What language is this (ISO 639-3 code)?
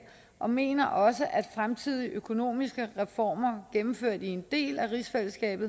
dan